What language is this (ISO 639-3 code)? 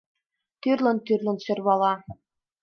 chm